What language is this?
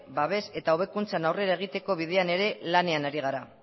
Basque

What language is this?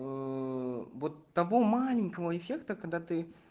Russian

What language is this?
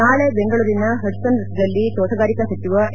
Kannada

